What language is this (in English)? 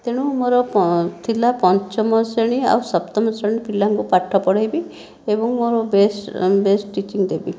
Odia